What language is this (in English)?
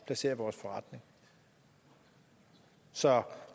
Danish